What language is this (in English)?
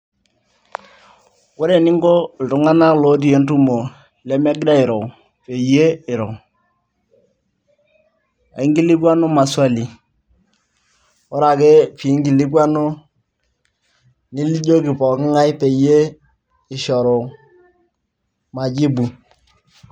Masai